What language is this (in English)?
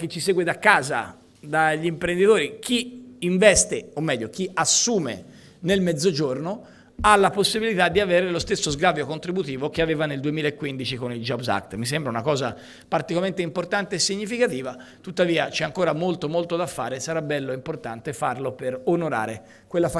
Italian